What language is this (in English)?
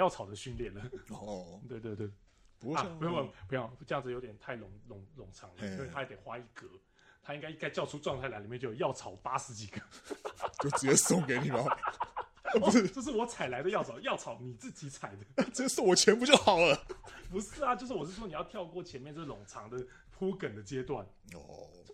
Chinese